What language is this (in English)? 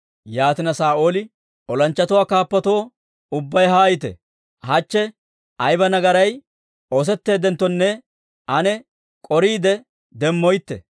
Dawro